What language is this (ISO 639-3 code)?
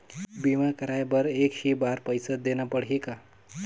hne